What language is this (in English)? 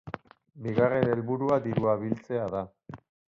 Basque